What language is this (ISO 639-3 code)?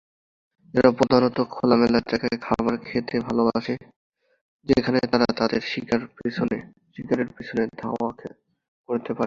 ben